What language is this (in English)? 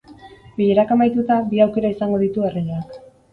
Basque